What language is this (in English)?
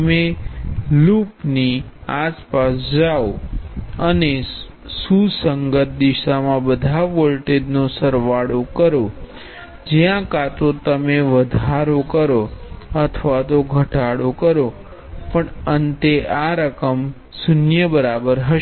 Gujarati